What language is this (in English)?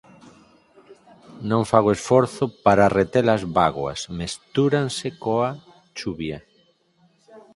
Galician